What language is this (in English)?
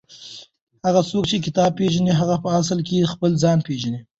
Pashto